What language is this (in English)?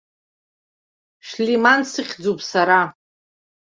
Abkhazian